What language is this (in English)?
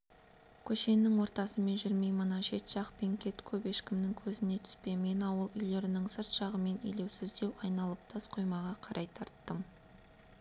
Kazakh